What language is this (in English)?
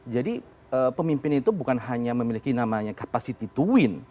Indonesian